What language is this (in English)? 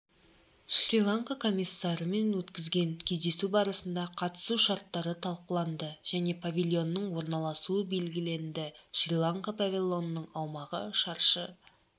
Kazakh